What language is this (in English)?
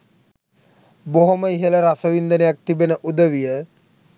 Sinhala